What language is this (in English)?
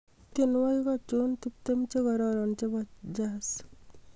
Kalenjin